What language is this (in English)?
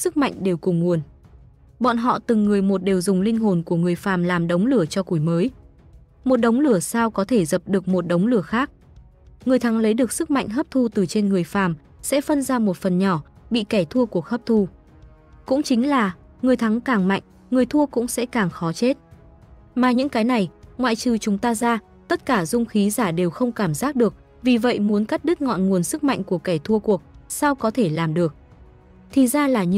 Vietnamese